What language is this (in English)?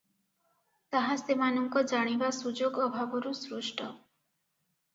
Odia